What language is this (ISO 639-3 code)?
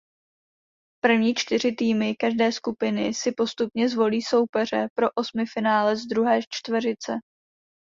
ces